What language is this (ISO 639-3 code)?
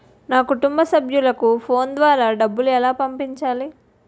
tel